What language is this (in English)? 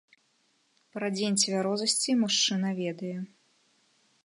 Belarusian